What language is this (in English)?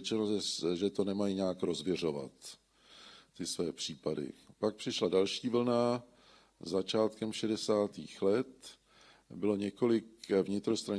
Czech